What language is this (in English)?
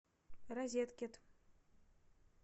Russian